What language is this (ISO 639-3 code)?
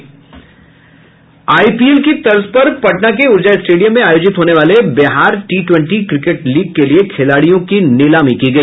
hin